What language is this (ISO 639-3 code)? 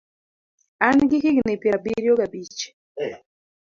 luo